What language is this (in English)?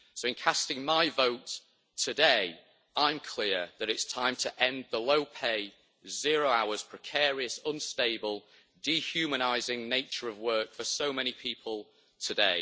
English